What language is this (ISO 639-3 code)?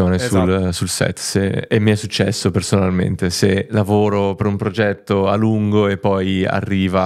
ita